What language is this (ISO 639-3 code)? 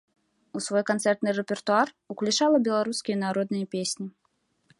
bel